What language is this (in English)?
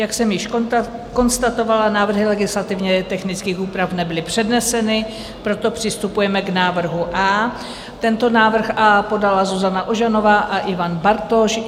Czech